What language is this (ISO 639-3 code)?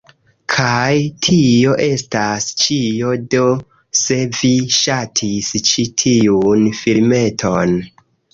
epo